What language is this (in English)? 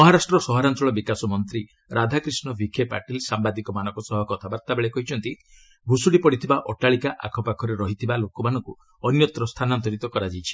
Odia